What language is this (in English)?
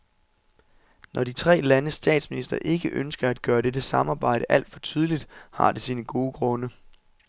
Danish